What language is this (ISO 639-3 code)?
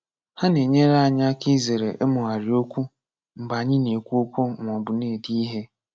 ibo